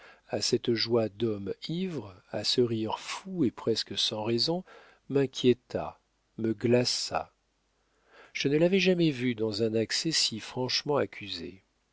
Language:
French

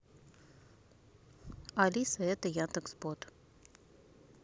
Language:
Russian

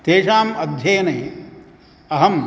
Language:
Sanskrit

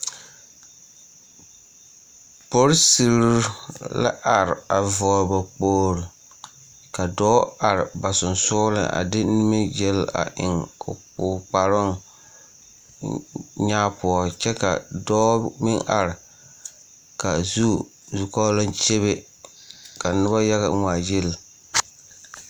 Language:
Southern Dagaare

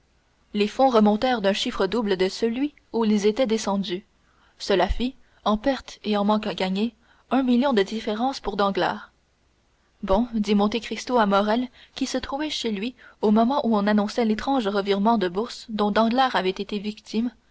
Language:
French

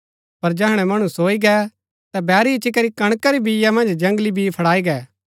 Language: Gaddi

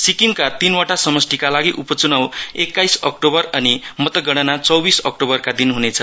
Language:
Nepali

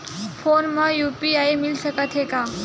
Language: Chhattisgarhi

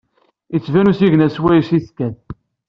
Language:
Kabyle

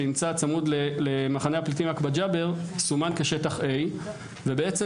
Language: Hebrew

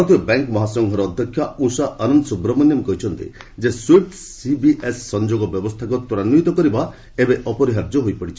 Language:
Odia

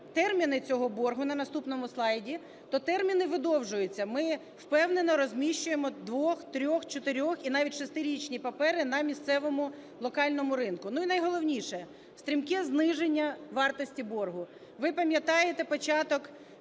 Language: Ukrainian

